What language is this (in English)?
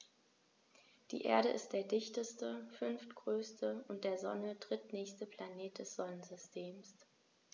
German